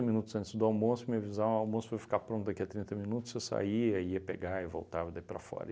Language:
Portuguese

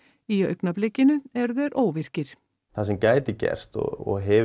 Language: Icelandic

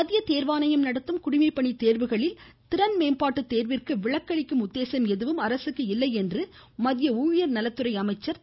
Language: Tamil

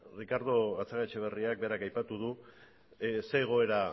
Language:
Basque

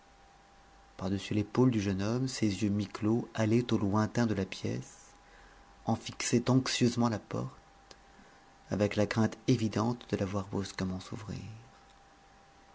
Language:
French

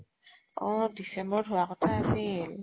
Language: Assamese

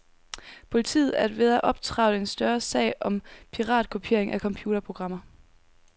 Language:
Danish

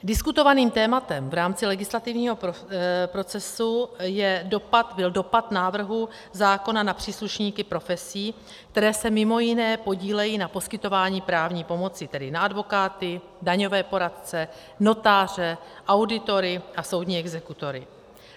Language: Czech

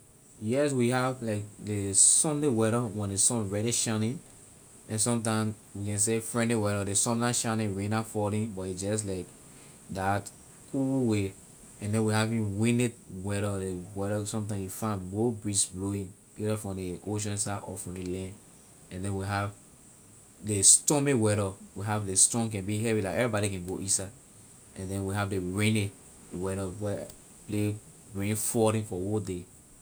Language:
Liberian English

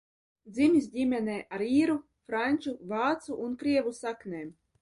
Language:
Latvian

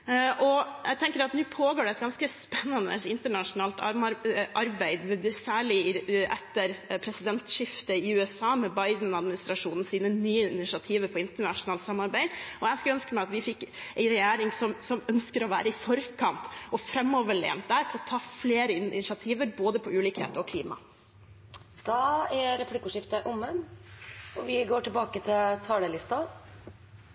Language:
Norwegian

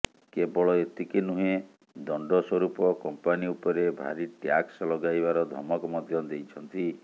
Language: Odia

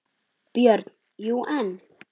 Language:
Icelandic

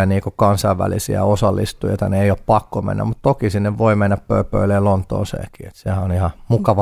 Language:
Finnish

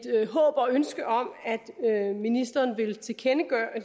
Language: Danish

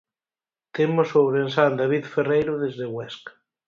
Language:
Galician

